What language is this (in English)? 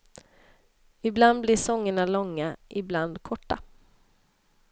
Swedish